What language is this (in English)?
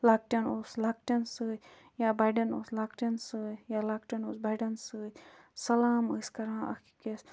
Kashmiri